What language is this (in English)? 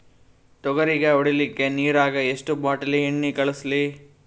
Kannada